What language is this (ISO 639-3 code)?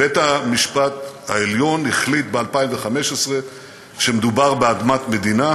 heb